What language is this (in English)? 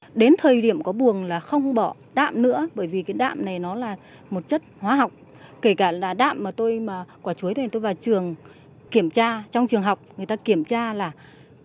Vietnamese